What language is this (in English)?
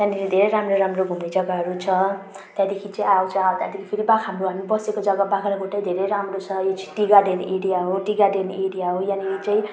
Nepali